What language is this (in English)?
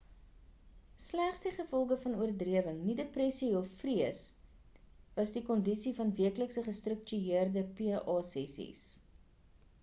Afrikaans